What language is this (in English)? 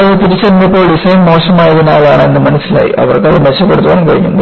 Malayalam